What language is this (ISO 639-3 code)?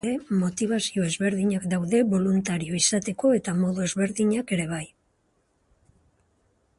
eus